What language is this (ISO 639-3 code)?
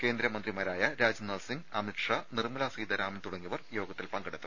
mal